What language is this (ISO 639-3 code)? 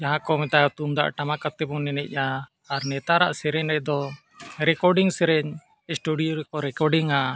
sat